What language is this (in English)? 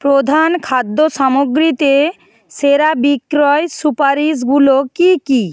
Bangla